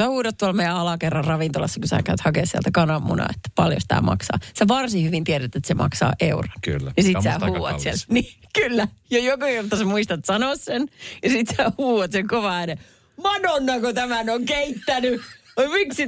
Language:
Finnish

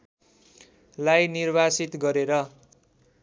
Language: Nepali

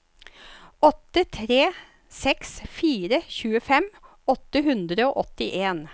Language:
Norwegian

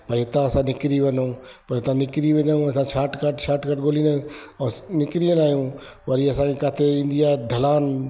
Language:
Sindhi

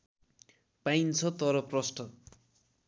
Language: Nepali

